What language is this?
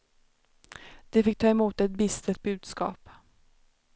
Swedish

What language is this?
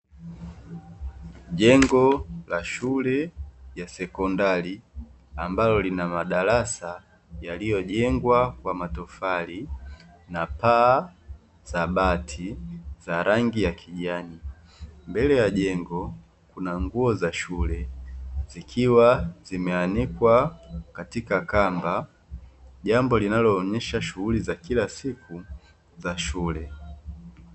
Swahili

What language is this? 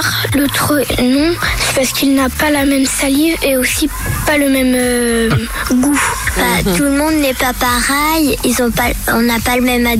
French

